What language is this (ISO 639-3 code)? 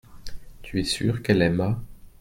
fra